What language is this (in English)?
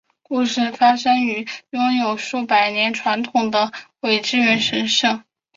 Chinese